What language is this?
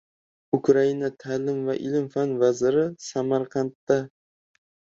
Uzbek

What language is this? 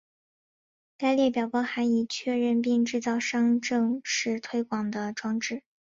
Chinese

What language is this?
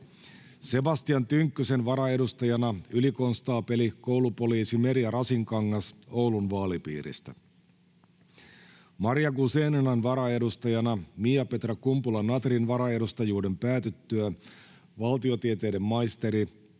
Finnish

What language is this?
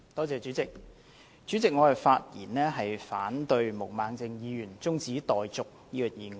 Cantonese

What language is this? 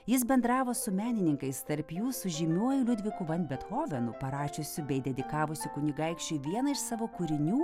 Lithuanian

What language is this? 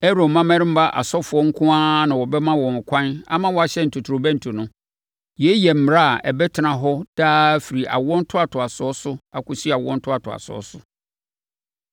Akan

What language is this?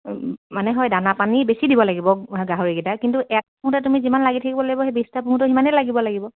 Assamese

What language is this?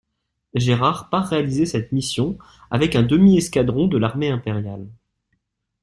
French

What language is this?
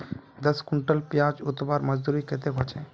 Magahi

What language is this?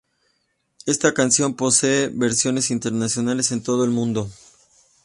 Spanish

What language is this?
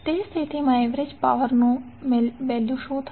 Gujarati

